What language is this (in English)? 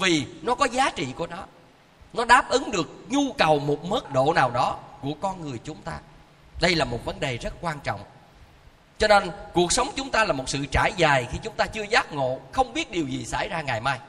Vietnamese